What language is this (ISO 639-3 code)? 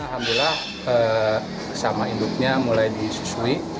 ind